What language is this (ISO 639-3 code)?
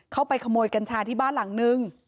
tha